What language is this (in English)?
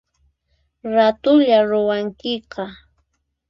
Puno Quechua